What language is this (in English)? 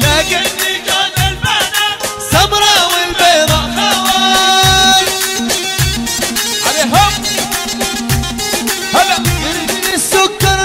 Arabic